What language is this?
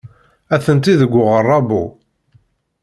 Kabyle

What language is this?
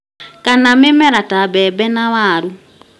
Kikuyu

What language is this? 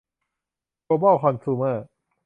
Thai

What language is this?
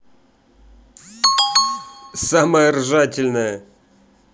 Russian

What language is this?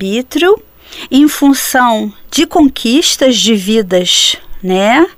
Portuguese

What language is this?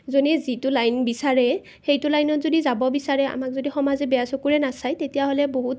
Assamese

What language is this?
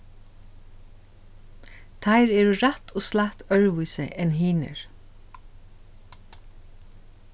Faroese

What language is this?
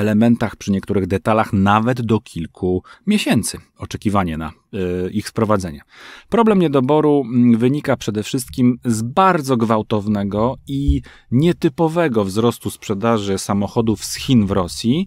Polish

